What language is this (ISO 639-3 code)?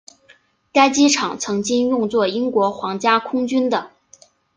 zho